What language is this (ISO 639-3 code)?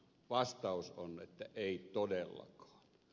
fin